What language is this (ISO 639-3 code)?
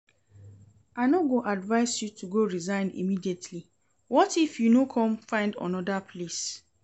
pcm